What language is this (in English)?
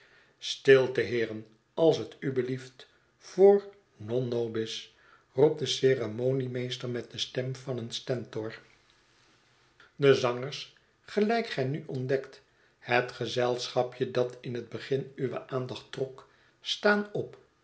Dutch